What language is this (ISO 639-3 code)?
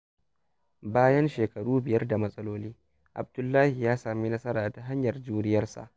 hau